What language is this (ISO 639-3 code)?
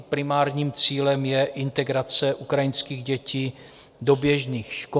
ces